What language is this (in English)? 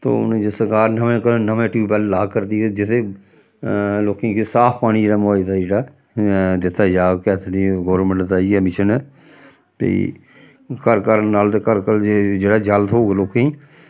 Dogri